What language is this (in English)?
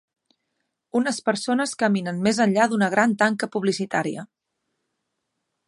Catalan